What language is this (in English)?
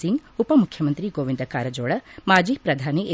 Kannada